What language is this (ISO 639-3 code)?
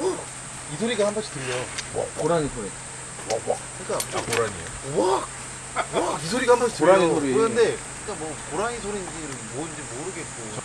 kor